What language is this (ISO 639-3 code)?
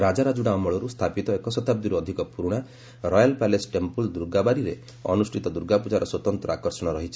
ori